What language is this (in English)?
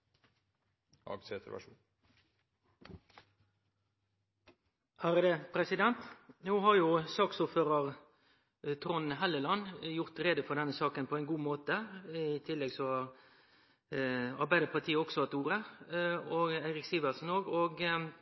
Norwegian